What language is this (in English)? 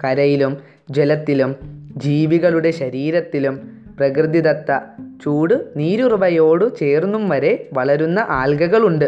Malayalam